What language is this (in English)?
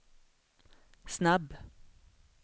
Swedish